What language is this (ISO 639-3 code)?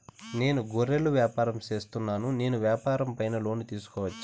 tel